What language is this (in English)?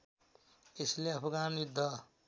Nepali